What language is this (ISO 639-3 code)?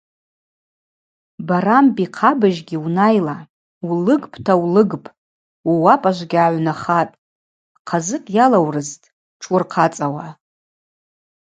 abq